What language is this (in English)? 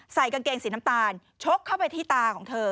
Thai